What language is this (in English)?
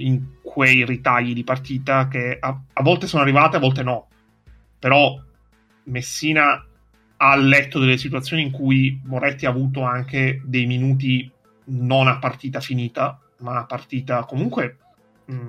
Italian